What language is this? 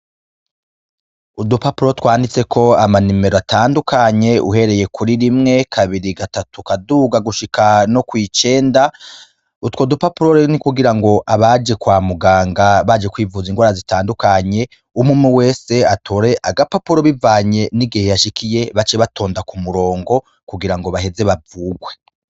Rundi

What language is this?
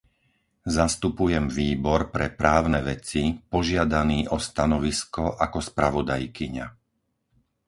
Slovak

